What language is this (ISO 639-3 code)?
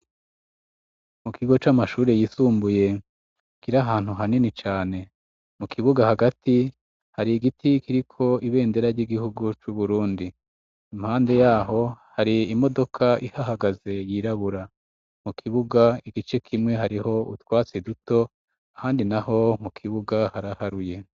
run